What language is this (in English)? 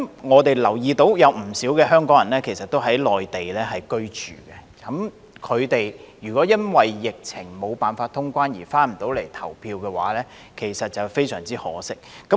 Cantonese